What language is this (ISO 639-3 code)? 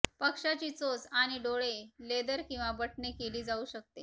mar